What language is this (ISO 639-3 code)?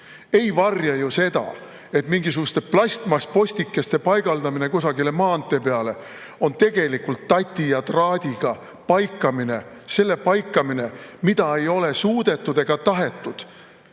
est